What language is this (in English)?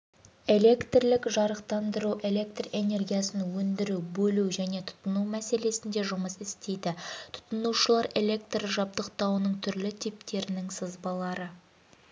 Kazakh